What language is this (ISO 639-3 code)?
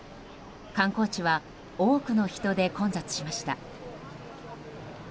jpn